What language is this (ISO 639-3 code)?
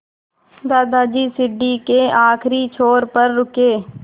hin